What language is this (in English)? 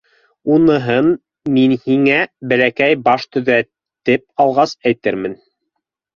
Bashkir